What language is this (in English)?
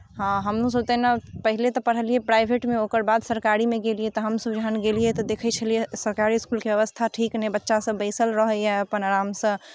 Maithili